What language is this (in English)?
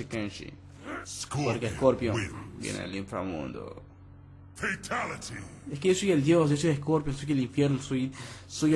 Spanish